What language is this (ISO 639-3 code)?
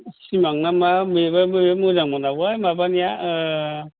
brx